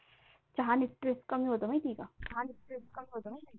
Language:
Marathi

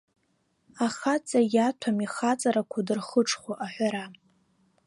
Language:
Abkhazian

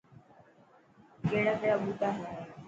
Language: Dhatki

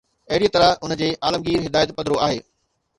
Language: Sindhi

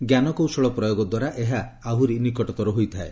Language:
Odia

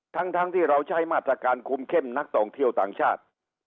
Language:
Thai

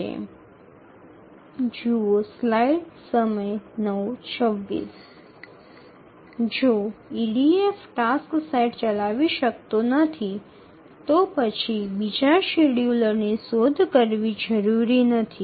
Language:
Bangla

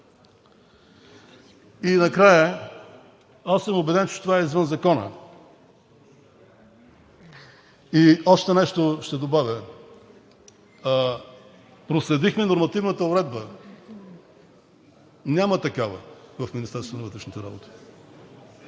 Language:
Bulgarian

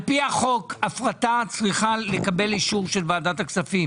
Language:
Hebrew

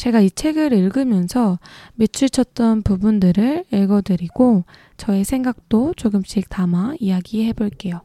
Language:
Korean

